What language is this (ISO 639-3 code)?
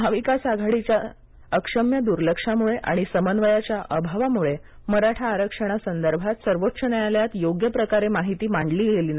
mar